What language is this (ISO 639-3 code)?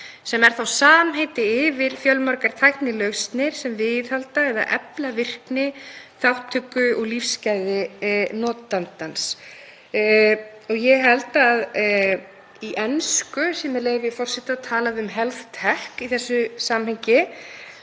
isl